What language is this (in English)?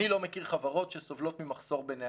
Hebrew